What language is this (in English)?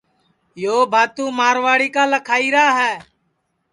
Sansi